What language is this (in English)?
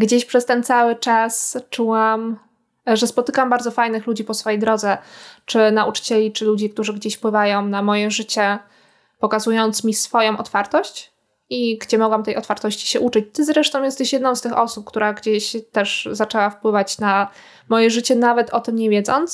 Polish